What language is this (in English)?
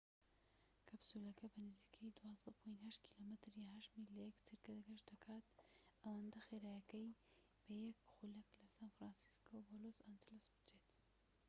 Central Kurdish